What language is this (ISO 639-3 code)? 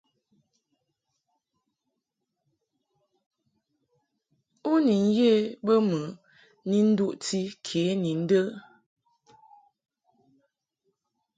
mhk